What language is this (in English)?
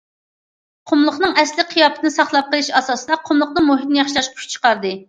Uyghur